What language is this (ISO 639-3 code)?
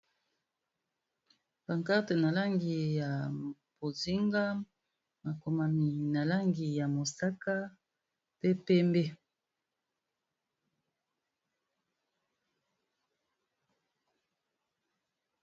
lin